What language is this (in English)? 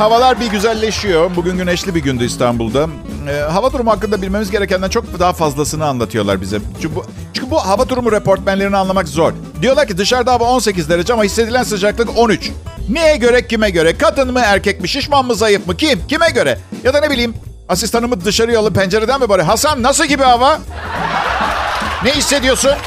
Turkish